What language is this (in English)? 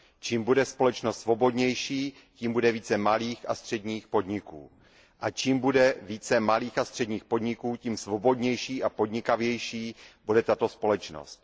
Czech